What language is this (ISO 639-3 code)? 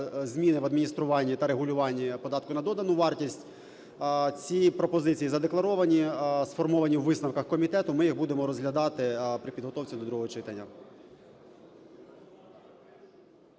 ukr